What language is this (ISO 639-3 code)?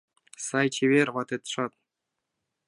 chm